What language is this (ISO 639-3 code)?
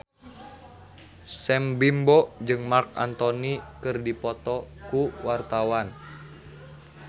sun